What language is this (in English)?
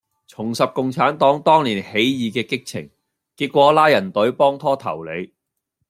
Cantonese